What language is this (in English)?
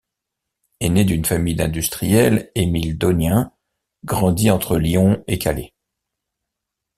French